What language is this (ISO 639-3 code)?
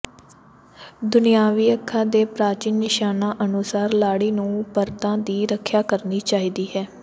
pan